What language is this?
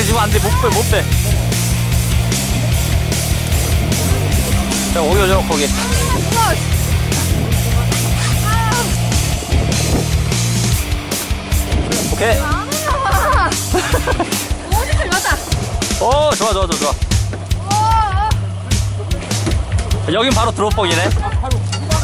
Korean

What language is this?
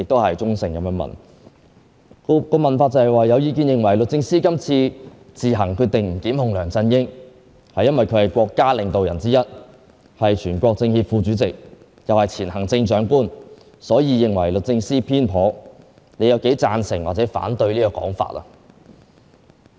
Cantonese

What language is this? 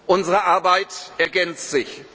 German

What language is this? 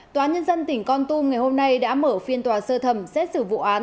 Vietnamese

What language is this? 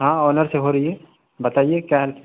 Urdu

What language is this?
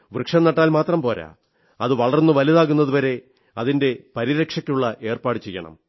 Malayalam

